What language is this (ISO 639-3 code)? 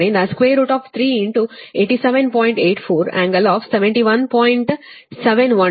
kan